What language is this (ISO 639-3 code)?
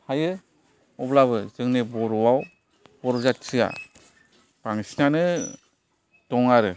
brx